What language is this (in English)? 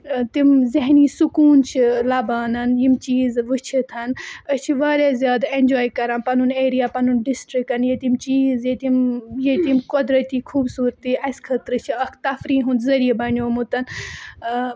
Kashmiri